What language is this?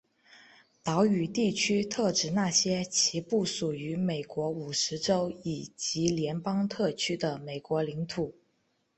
Chinese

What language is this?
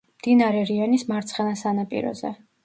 Georgian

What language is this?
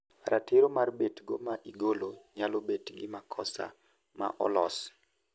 Luo (Kenya and Tanzania)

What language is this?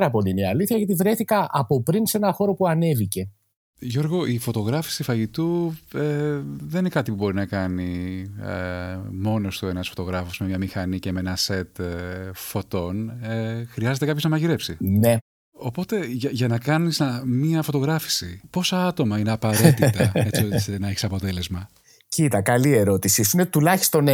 Greek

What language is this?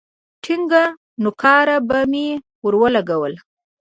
Pashto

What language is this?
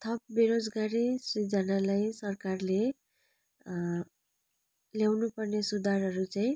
Nepali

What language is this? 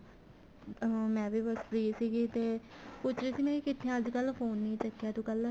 Punjabi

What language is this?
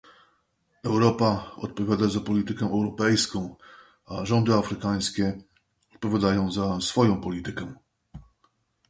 Polish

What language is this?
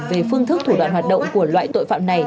Vietnamese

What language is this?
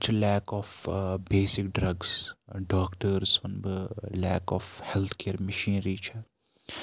Kashmiri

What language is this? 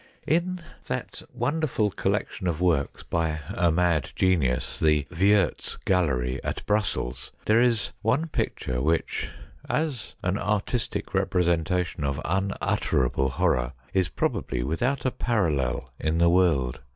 English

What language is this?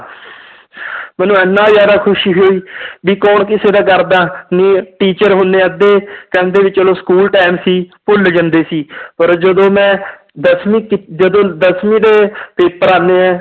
Punjabi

